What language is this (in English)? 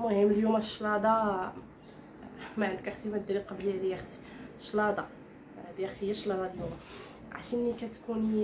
Arabic